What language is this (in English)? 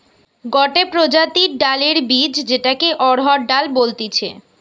Bangla